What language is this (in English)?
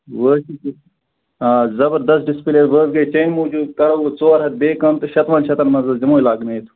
Kashmiri